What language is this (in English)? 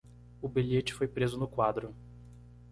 Portuguese